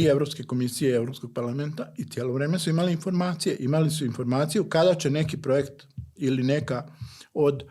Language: Croatian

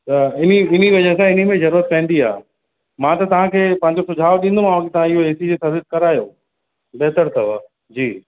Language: Sindhi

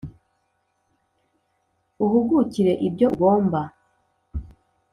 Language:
Kinyarwanda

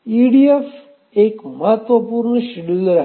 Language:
Marathi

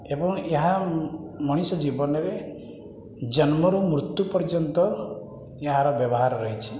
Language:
Odia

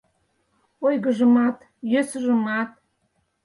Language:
Mari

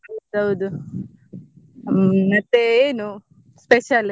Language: Kannada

